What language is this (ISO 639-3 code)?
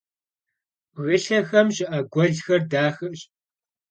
kbd